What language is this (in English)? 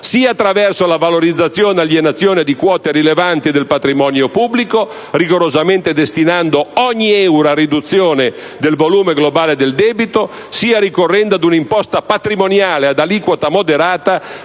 Italian